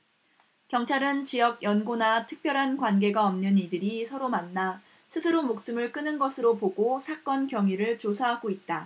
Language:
Korean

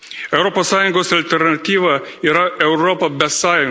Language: Lithuanian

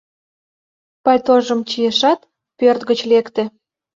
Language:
Mari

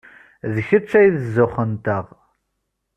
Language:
Kabyle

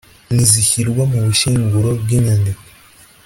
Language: Kinyarwanda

